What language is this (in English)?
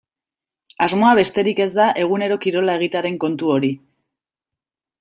Basque